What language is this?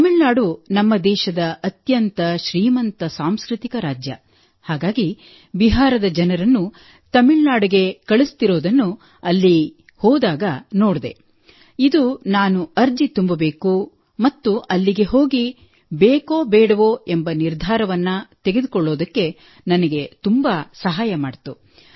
Kannada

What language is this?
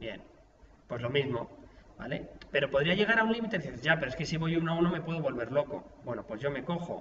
Spanish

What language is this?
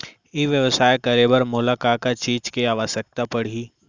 Chhattisgarhi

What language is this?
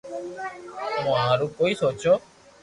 Loarki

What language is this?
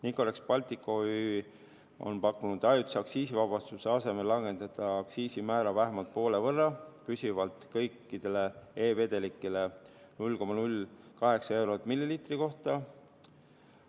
Estonian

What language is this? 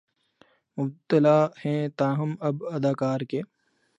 Urdu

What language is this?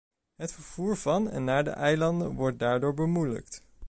Dutch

